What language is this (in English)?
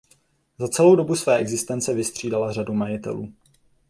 Czech